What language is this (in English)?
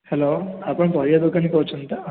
Odia